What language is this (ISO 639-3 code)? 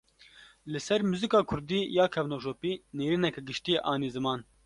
kur